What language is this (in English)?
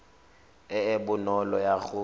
Tswana